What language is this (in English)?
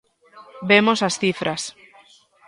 Galician